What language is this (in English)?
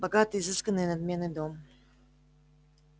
Russian